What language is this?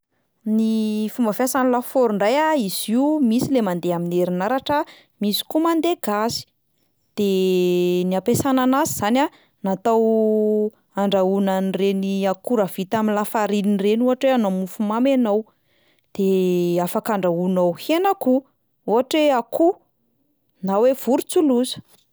Malagasy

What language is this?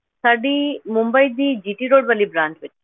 Punjabi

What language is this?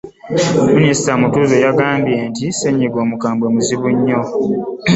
Ganda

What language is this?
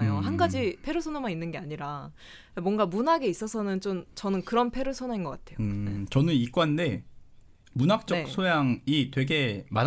Korean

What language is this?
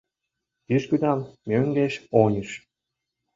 Mari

